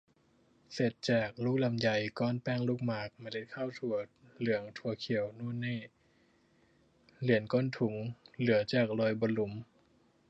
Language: Thai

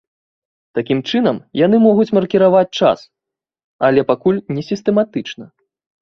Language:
Belarusian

